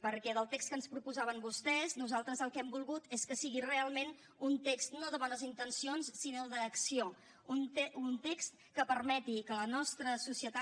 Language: Catalan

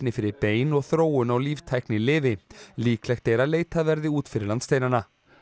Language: Icelandic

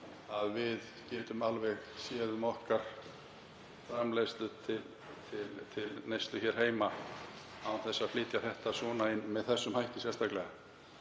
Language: Icelandic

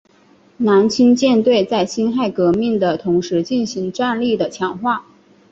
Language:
Chinese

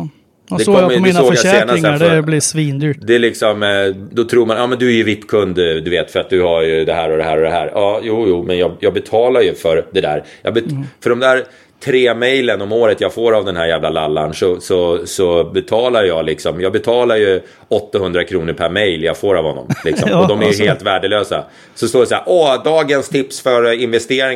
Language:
Swedish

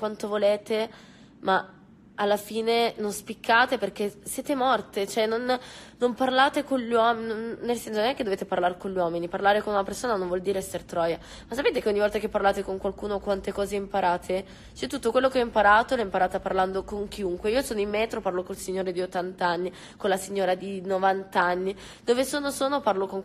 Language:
Italian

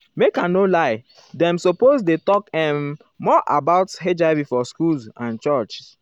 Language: Nigerian Pidgin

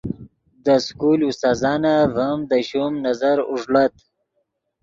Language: Yidgha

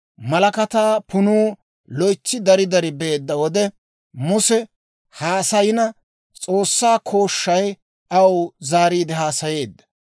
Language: Dawro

